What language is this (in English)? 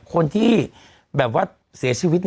Thai